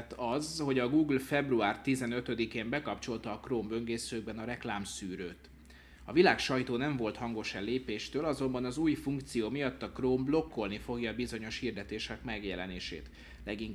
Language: Hungarian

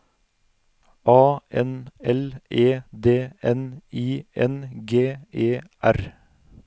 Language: Norwegian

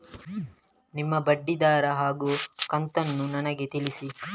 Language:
Kannada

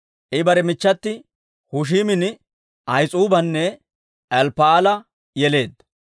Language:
Dawro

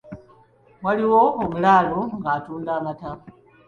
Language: Ganda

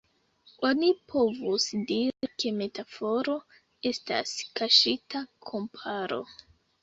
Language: Esperanto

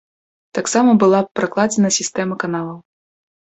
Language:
Belarusian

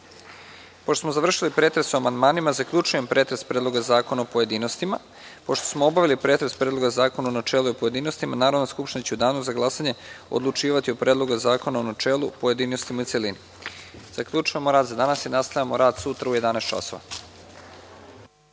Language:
Serbian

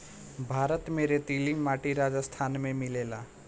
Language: Bhojpuri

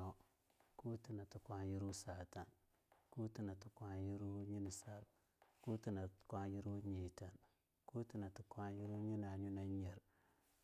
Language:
Longuda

